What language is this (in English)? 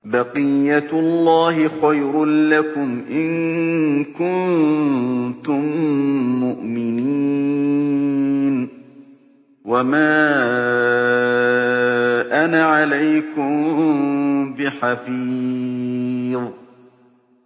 Arabic